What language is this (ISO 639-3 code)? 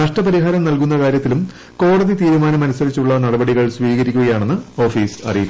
mal